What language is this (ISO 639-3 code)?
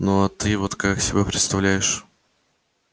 rus